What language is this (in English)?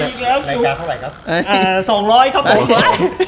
Thai